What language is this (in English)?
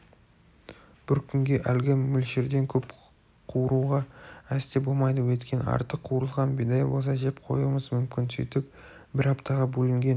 Kazakh